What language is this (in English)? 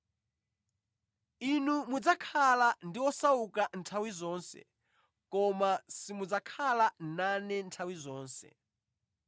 Nyanja